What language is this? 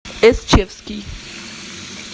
Russian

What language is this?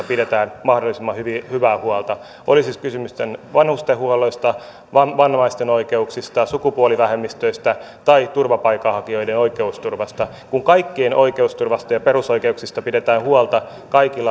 Finnish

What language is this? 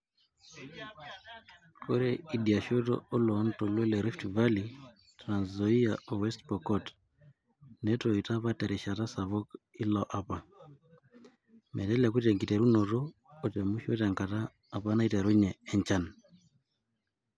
Masai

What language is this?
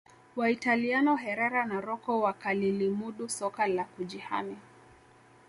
Swahili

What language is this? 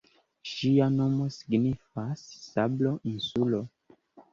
Esperanto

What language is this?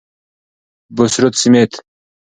Pashto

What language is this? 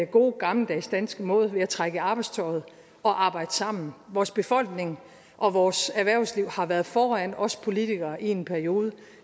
Danish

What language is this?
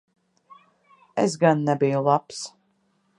Latvian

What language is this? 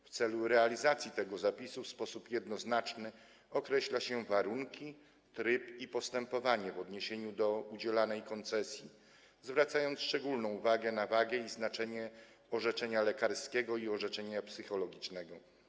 Polish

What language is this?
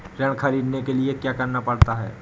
Hindi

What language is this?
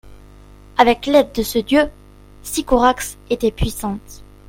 French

